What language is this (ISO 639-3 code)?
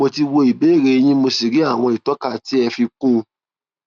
yor